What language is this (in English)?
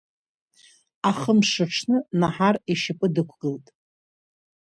Abkhazian